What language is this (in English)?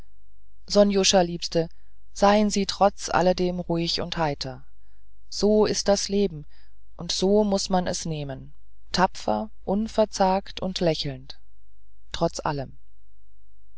German